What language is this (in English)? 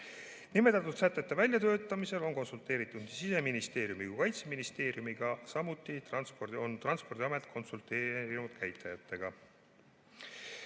Estonian